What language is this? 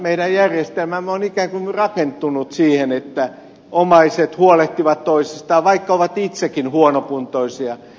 Finnish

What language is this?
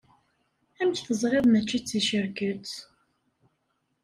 Kabyle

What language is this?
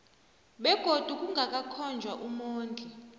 South Ndebele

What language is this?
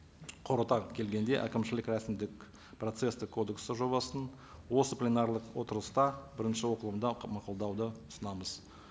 Kazakh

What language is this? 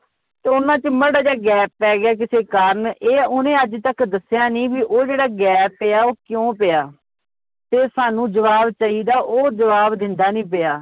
Punjabi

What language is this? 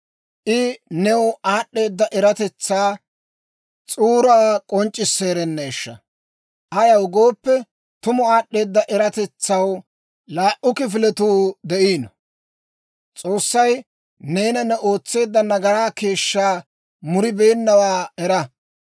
Dawro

